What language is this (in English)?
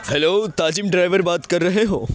Urdu